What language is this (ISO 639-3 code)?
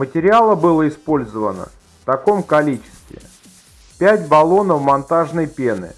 rus